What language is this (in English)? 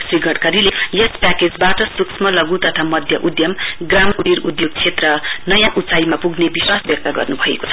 Nepali